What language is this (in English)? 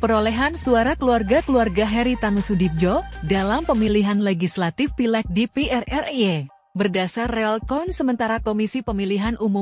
Indonesian